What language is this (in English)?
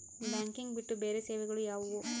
Kannada